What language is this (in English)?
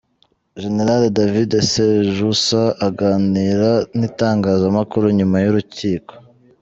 Kinyarwanda